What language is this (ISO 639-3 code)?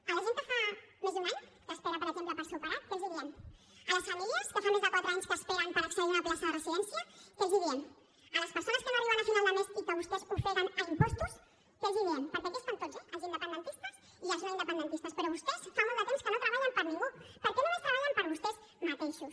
cat